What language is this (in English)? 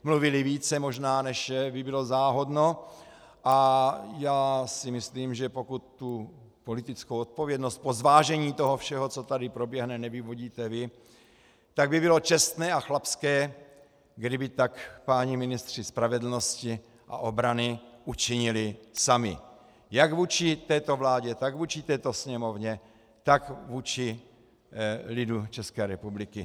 Czech